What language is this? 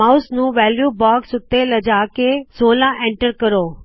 Punjabi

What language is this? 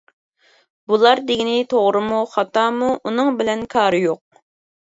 Uyghur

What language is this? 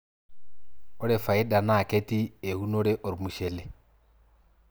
Masai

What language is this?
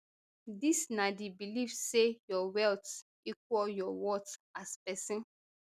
Nigerian Pidgin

